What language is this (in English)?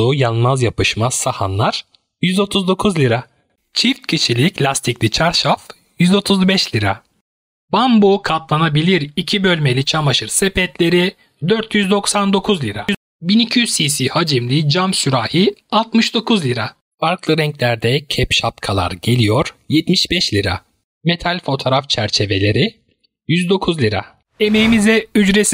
Turkish